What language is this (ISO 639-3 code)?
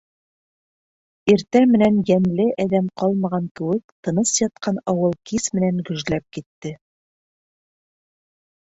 bak